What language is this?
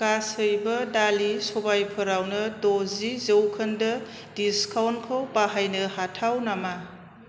Bodo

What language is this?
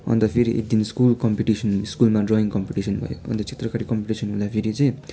Nepali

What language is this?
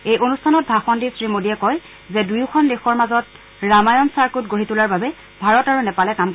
Assamese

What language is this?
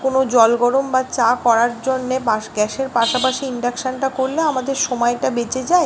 Bangla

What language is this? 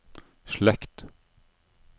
Norwegian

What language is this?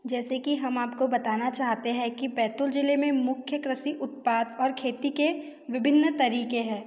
Hindi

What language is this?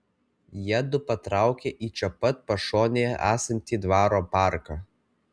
Lithuanian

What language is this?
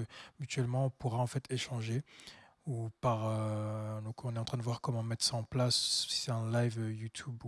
French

